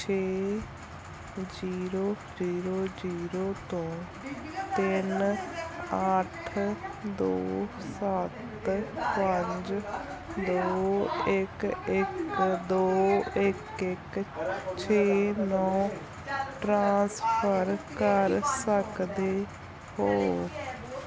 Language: Punjabi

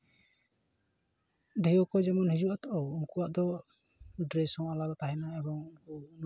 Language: Santali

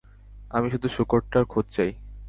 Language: Bangla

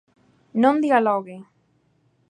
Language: Galician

